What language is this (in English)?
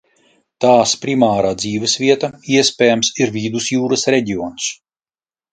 Latvian